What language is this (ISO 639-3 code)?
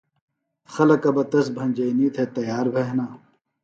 phl